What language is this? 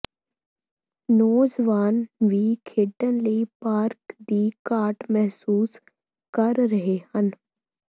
Punjabi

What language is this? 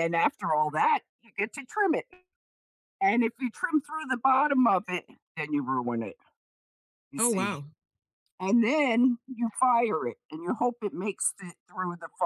English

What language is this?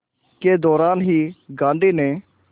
Hindi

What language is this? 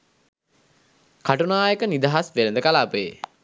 Sinhala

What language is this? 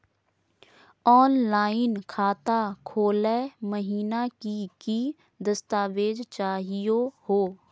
Magahi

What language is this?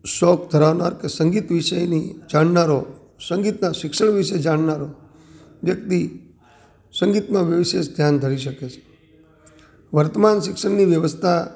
Gujarati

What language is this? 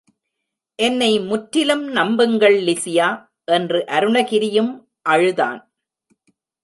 Tamil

